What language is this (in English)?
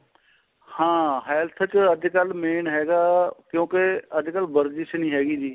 Punjabi